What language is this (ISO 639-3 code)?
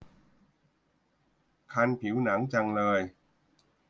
tha